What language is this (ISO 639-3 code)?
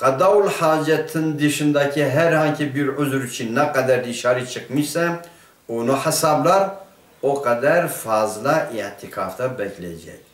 tur